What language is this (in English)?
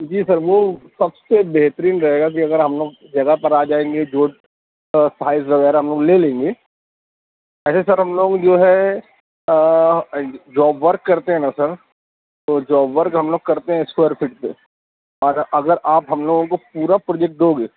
Urdu